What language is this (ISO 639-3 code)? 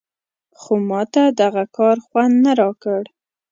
pus